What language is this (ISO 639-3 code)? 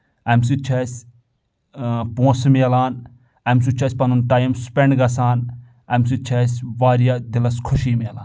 kas